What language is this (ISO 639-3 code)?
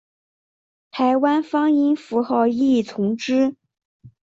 zho